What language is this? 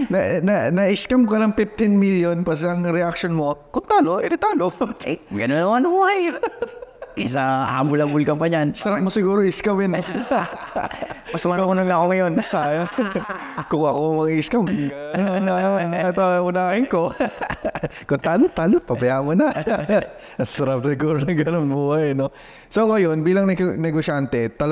Filipino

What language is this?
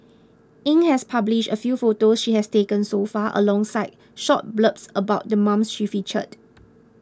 English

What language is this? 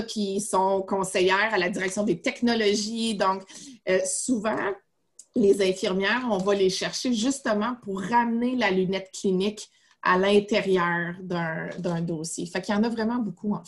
French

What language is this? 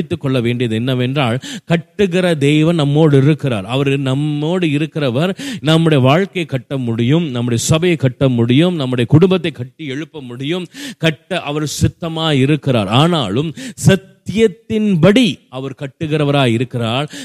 Tamil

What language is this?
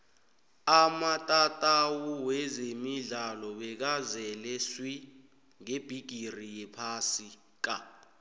South Ndebele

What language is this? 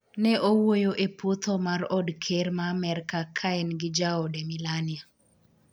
Luo (Kenya and Tanzania)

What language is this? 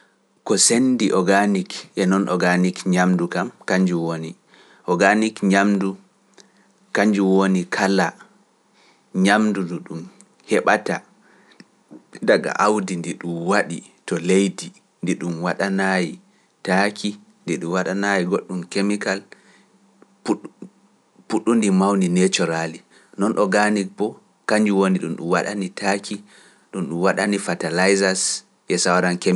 Pular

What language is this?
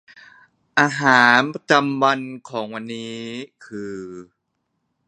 Thai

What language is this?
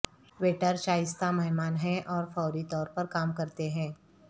Urdu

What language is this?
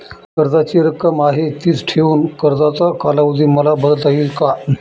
Marathi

